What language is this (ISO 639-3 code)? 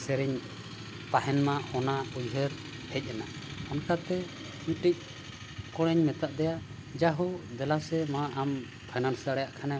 sat